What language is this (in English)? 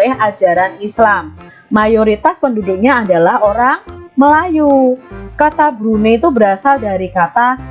Indonesian